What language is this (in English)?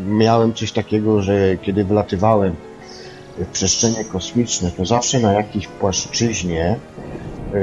Polish